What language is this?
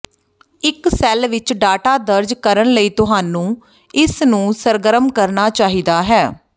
Punjabi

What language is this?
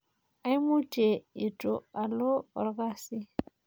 Masai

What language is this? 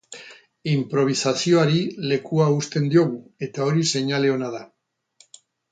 Basque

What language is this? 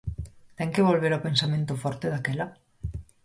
Galician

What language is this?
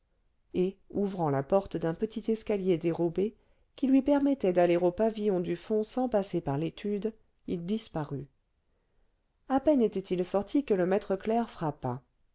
French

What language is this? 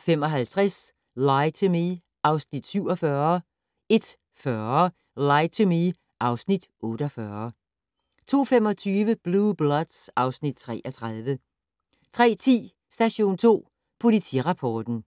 Danish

